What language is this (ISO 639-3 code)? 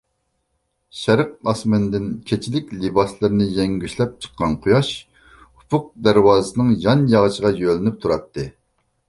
uig